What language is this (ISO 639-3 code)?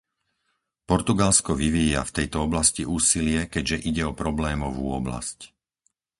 slk